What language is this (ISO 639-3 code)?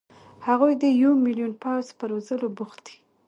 pus